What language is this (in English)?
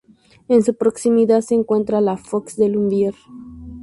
Spanish